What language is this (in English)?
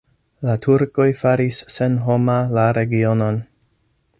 Esperanto